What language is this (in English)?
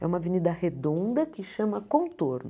Portuguese